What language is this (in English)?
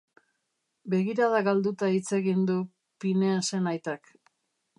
Basque